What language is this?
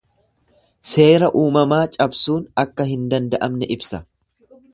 Oromo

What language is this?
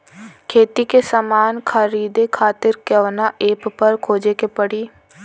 Bhojpuri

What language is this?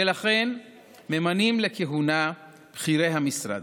Hebrew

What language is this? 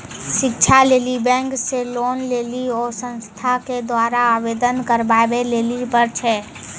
Maithili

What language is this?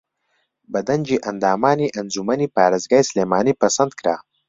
Central Kurdish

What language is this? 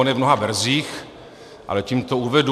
Czech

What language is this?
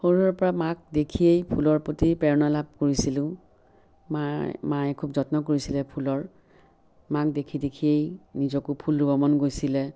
Assamese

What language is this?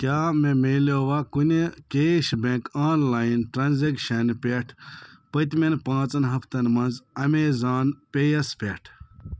Kashmiri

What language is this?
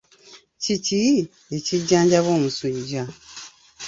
Ganda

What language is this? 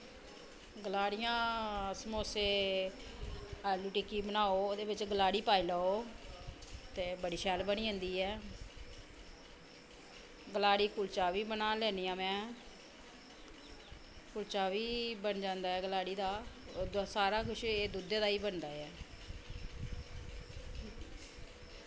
Dogri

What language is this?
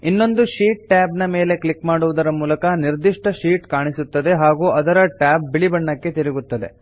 Kannada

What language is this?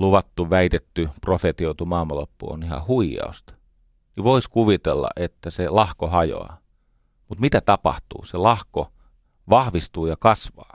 Finnish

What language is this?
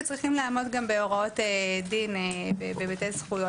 Hebrew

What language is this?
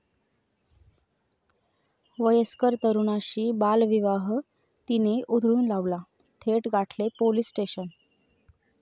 Marathi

